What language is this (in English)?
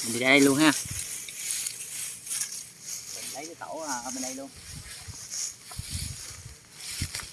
Vietnamese